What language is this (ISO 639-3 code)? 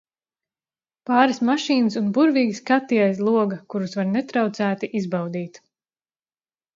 lav